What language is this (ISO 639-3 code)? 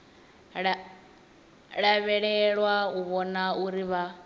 ven